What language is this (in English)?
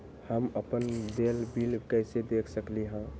Magahi